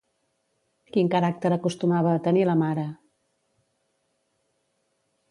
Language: Catalan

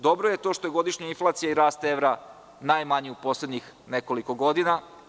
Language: Serbian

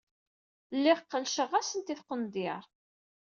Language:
Kabyle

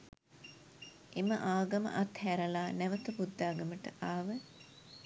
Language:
Sinhala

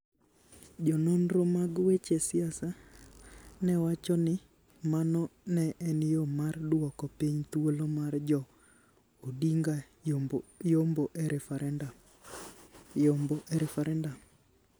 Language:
Luo (Kenya and Tanzania)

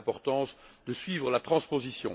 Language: French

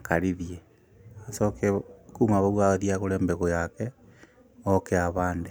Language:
Kikuyu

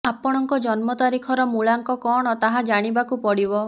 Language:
Odia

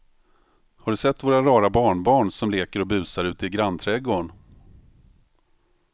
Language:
Swedish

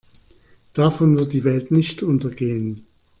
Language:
German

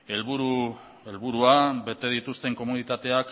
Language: Basque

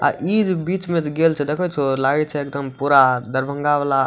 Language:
Maithili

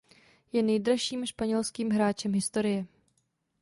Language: Czech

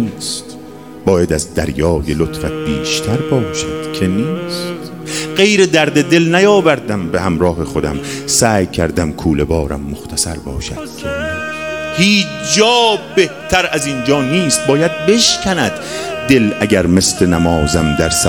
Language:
Persian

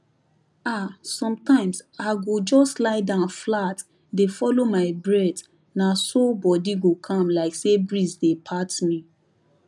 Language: Nigerian Pidgin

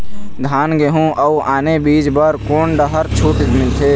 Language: Chhattisgarhi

